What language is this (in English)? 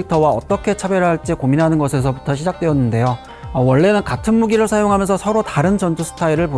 Korean